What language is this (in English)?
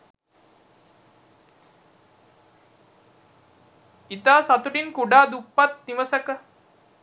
Sinhala